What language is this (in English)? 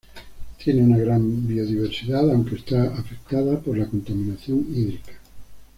Spanish